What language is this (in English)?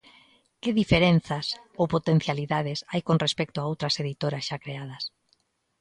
Galician